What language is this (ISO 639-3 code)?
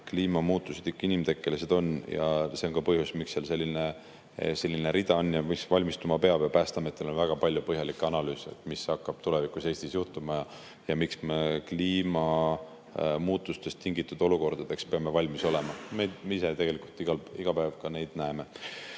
est